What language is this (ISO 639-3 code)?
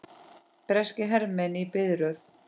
isl